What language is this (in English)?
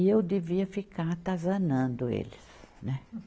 Portuguese